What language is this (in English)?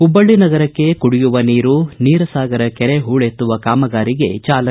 Kannada